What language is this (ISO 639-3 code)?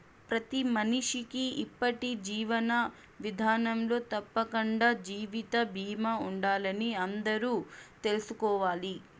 tel